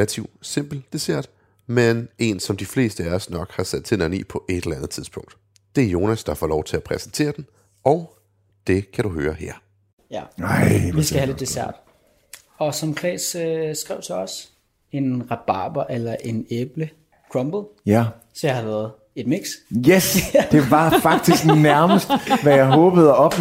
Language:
Danish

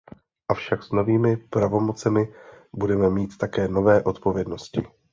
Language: Czech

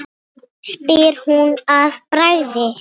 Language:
Icelandic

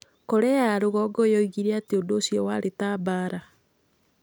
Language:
Kikuyu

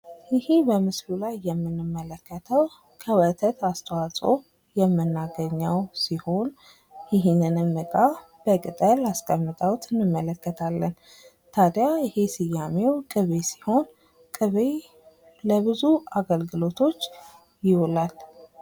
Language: Amharic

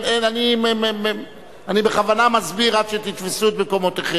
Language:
Hebrew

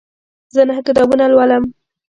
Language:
Pashto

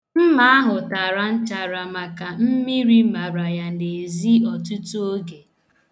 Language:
Igbo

